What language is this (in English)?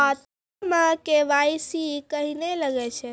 Maithili